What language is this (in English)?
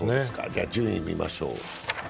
Japanese